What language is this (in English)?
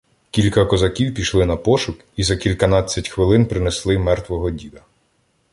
Ukrainian